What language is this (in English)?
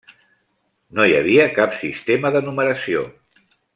Catalan